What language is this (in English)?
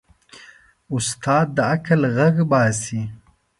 Pashto